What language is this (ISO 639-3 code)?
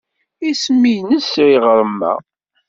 kab